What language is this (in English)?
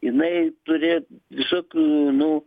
Lithuanian